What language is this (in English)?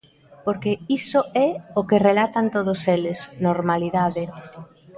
Galician